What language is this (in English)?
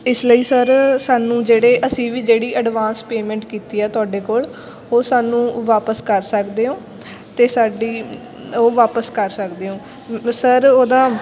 Punjabi